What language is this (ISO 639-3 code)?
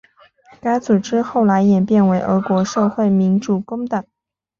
zho